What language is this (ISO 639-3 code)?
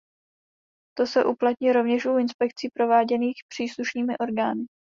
ces